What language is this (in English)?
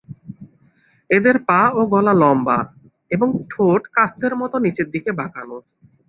Bangla